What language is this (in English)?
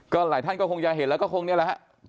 Thai